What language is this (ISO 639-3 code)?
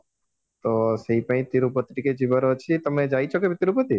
ori